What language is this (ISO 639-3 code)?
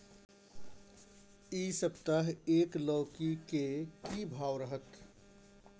mai